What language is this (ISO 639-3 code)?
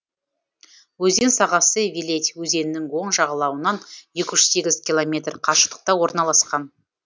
kaz